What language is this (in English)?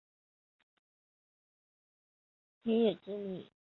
Chinese